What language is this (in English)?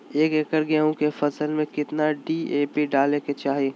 Magahi